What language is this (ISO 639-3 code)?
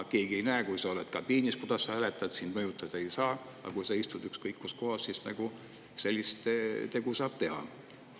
est